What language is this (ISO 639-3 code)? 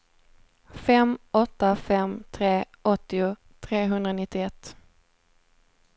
swe